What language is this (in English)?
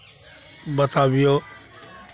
Maithili